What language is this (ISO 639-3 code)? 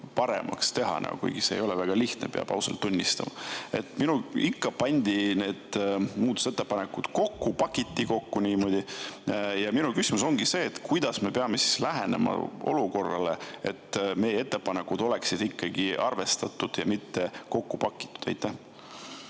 est